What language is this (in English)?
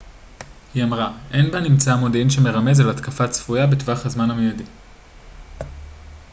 Hebrew